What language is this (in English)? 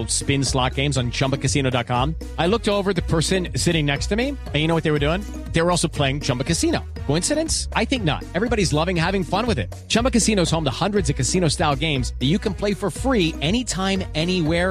Spanish